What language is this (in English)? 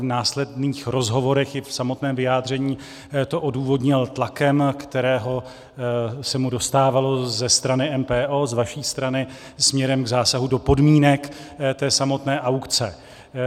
Czech